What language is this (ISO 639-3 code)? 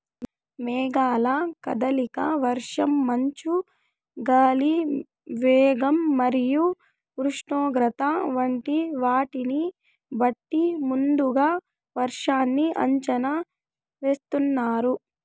tel